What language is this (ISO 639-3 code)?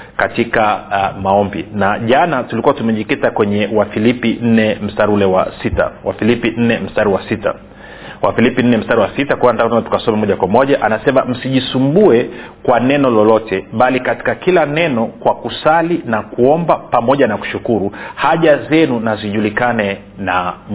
swa